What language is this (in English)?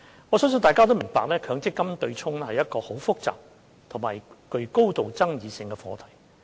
Cantonese